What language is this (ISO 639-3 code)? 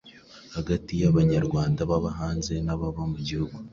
kin